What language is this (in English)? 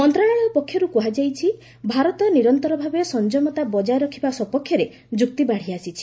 Odia